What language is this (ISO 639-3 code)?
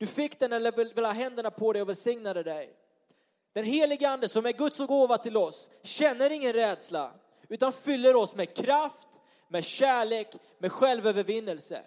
swe